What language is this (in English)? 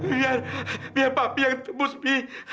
Indonesian